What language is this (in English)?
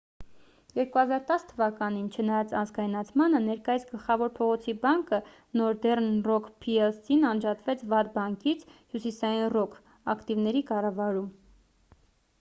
Armenian